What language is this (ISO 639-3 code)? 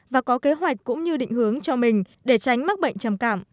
vie